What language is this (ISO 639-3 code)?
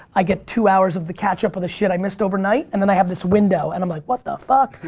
eng